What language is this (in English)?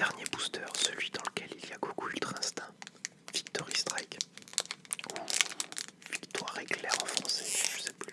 French